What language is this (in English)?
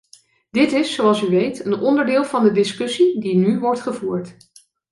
Dutch